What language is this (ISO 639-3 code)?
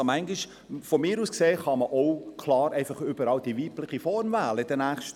gsw